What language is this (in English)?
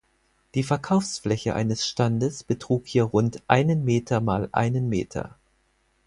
German